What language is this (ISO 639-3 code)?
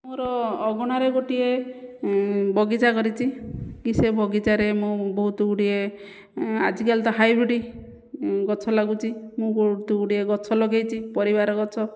ori